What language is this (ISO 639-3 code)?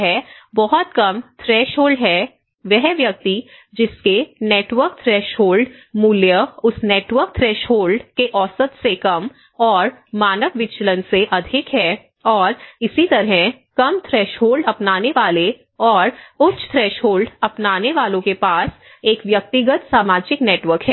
hin